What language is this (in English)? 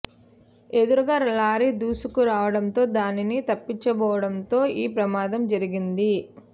Telugu